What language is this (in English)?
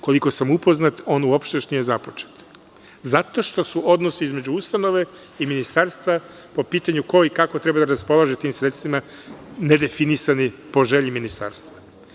Serbian